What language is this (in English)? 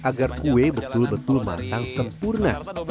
Indonesian